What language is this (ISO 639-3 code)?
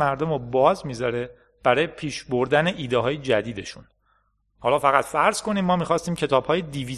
fas